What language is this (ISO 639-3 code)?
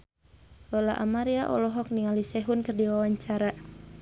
sun